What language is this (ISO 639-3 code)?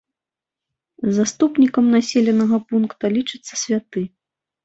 bel